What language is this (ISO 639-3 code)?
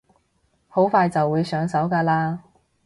yue